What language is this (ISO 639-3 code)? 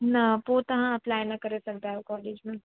snd